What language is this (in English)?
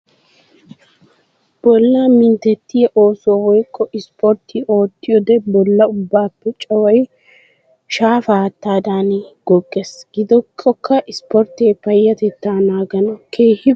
Wolaytta